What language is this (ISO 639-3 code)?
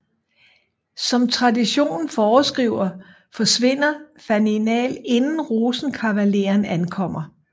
dan